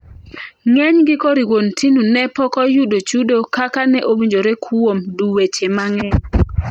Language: Luo (Kenya and Tanzania)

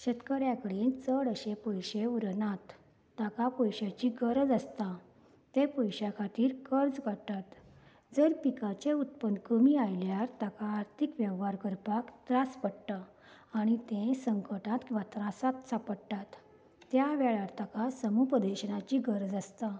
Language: Konkani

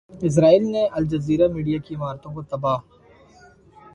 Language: Urdu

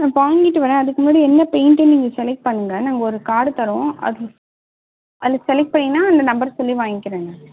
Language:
Tamil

